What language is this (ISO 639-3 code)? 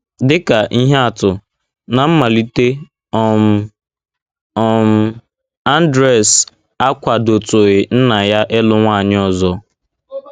ibo